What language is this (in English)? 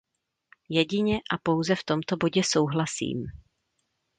Czech